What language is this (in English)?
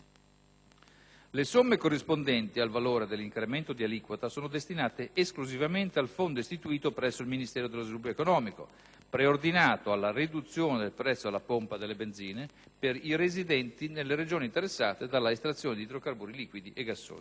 Italian